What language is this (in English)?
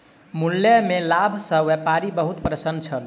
Maithili